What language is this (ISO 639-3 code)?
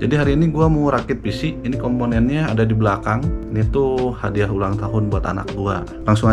ind